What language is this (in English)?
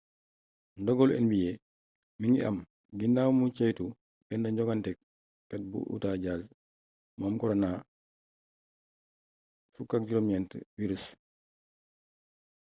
Wolof